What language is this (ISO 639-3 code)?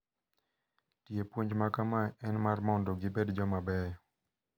luo